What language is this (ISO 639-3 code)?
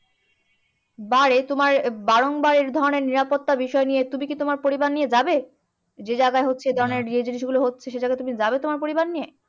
ben